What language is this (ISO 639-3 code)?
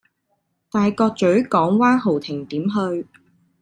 yue